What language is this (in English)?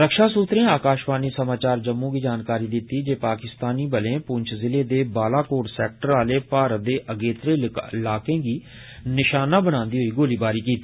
Dogri